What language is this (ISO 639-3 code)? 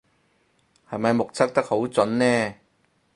yue